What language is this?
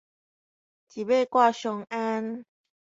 Min Nan Chinese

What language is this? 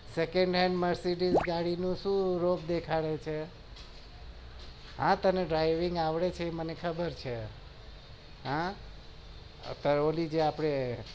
Gujarati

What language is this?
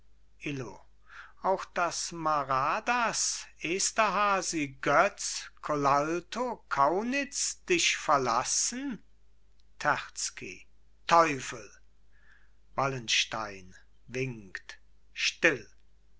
German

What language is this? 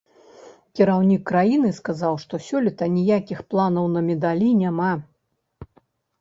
Belarusian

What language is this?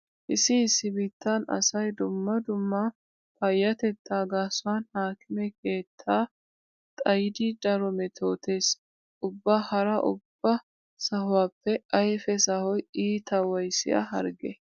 Wolaytta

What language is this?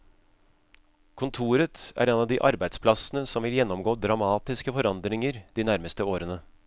Norwegian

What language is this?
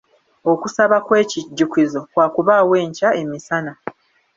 Ganda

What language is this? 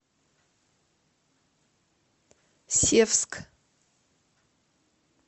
Russian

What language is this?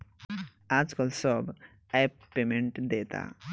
Bhojpuri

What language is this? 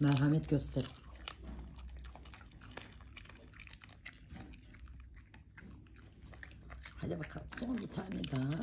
Turkish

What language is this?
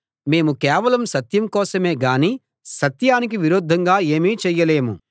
Telugu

